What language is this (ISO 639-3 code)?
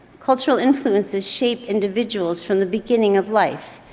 eng